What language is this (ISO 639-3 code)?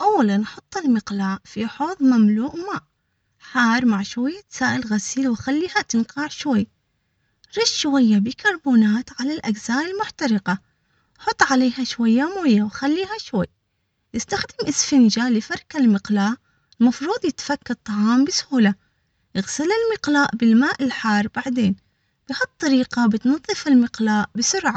acx